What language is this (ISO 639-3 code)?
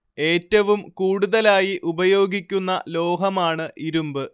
mal